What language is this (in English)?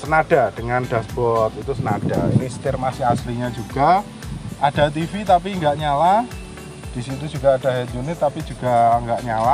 Indonesian